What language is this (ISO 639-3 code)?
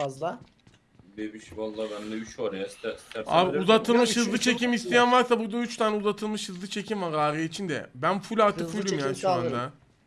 tur